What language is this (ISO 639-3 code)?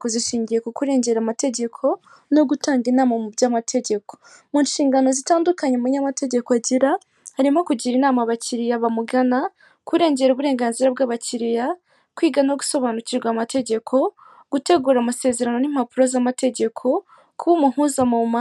kin